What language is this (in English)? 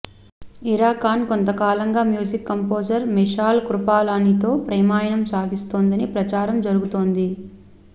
Telugu